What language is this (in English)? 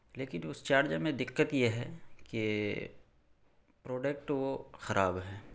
Urdu